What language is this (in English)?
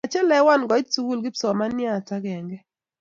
Kalenjin